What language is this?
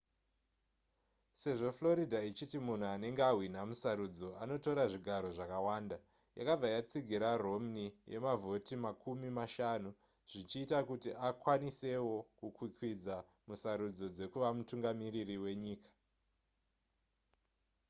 Shona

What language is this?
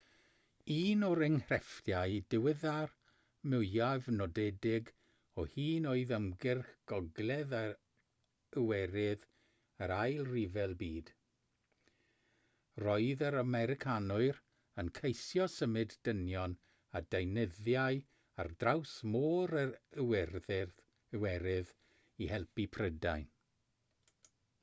Welsh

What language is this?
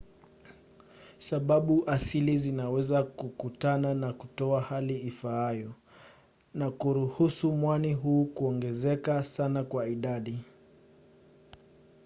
Swahili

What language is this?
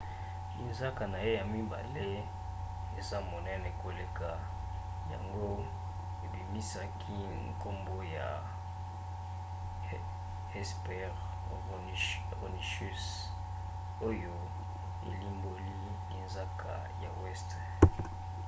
Lingala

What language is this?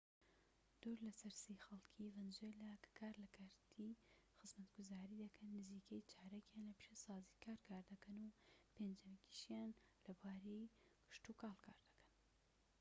Central Kurdish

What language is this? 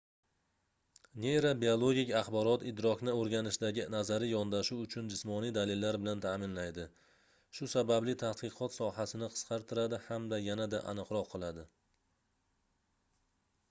Uzbek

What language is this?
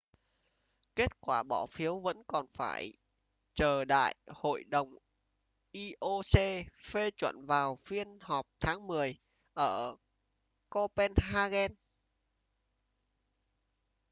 Vietnamese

